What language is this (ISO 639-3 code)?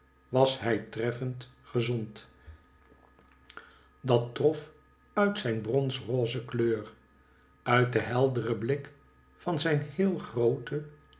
nld